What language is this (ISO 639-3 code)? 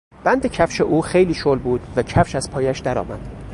fas